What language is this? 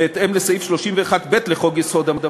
Hebrew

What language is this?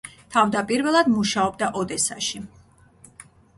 Georgian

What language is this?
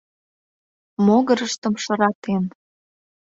Mari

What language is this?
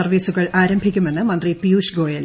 Malayalam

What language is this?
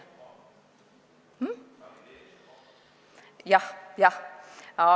Estonian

